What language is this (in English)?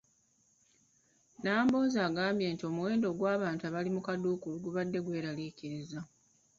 Ganda